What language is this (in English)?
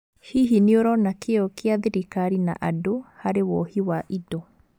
Kikuyu